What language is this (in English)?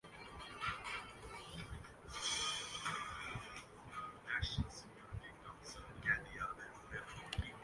Urdu